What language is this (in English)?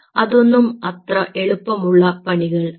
Malayalam